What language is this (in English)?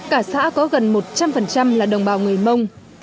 Vietnamese